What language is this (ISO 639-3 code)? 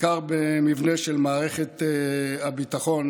heb